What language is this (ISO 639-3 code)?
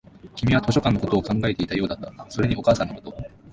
jpn